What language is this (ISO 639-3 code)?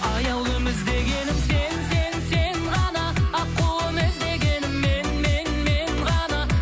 kaz